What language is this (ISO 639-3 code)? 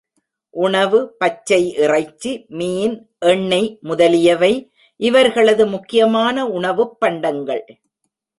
tam